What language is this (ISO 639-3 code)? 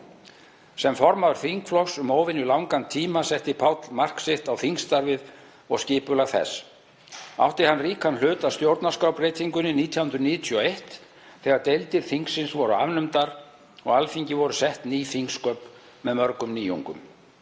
isl